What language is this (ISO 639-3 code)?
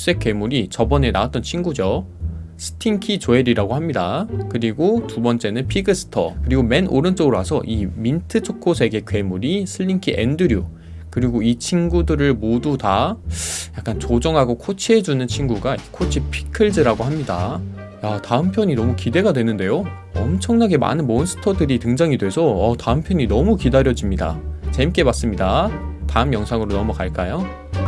kor